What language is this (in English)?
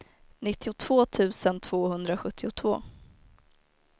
Swedish